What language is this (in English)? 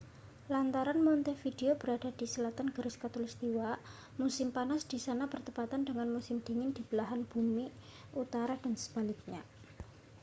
Indonesian